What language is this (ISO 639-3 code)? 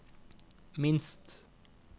nor